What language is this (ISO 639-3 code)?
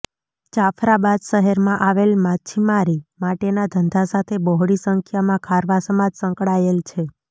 guj